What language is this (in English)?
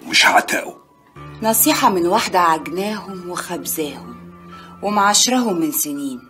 Arabic